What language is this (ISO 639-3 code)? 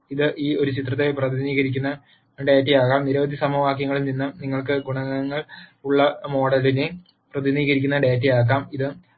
mal